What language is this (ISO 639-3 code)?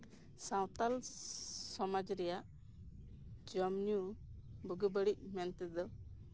sat